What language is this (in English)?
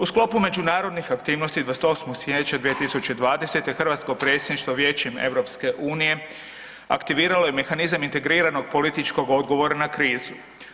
Croatian